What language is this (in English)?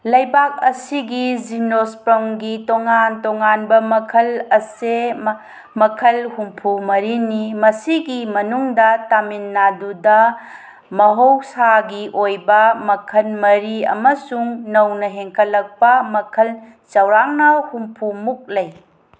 Manipuri